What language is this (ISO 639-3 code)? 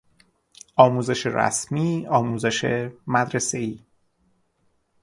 fas